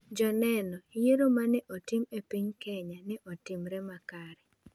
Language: Luo (Kenya and Tanzania)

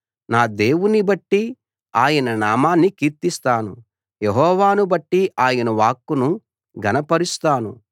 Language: Telugu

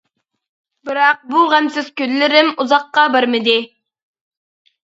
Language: Uyghur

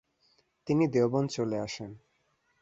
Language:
Bangla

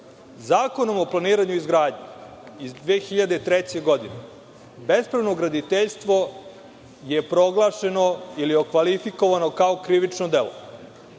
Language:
Serbian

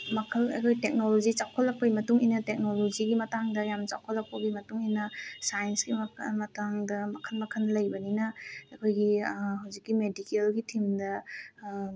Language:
Manipuri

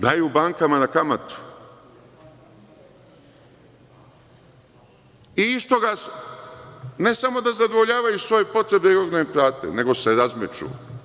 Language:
Serbian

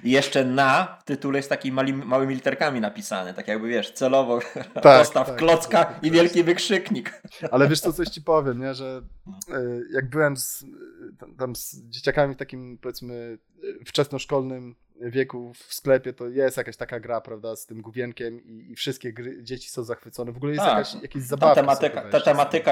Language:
Polish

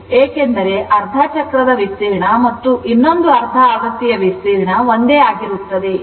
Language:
Kannada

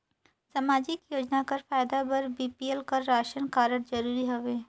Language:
Chhattisgarhi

